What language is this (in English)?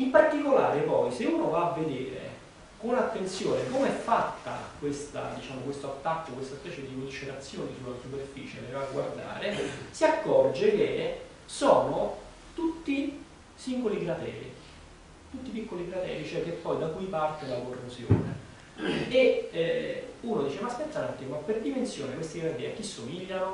Italian